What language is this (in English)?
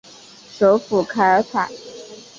Chinese